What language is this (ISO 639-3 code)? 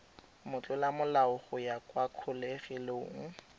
tsn